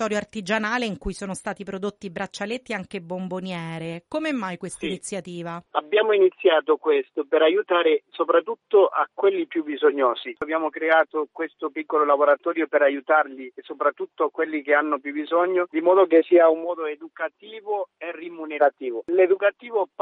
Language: Italian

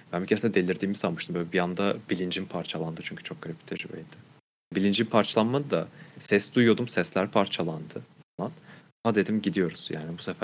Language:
Turkish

